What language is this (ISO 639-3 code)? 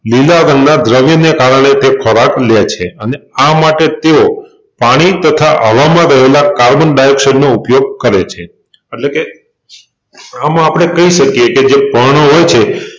guj